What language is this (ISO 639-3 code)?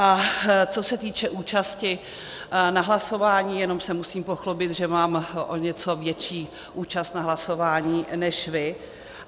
ces